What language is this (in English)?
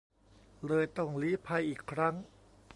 Thai